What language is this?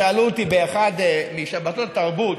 Hebrew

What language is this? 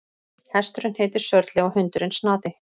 Icelandic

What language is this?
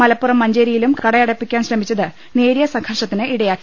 Malayalam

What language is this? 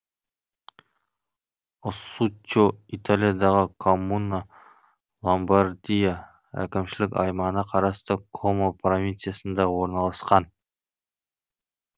Kazakh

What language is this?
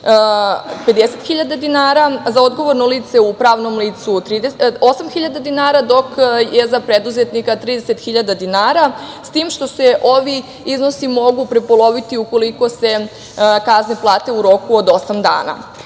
Serbian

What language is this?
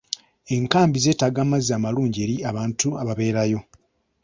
Ganda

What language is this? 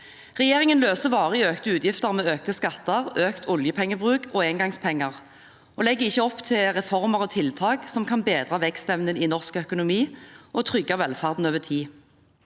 Norwegian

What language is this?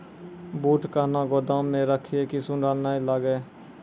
Maithili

